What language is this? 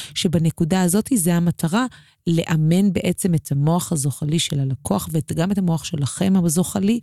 Hebrew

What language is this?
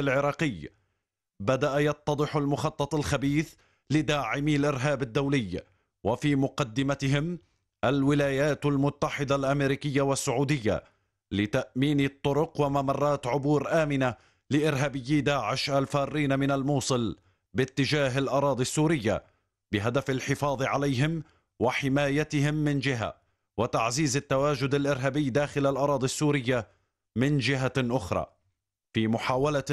Arabic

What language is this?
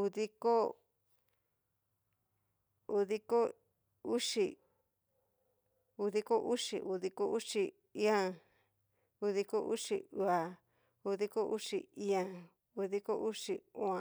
Cacaloxtepec Mixtec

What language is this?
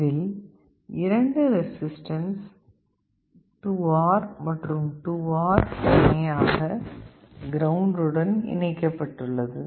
Tamil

